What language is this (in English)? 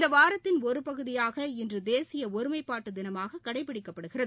Tamil